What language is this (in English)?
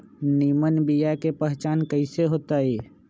Magahi